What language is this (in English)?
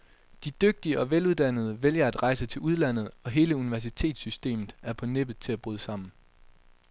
Danish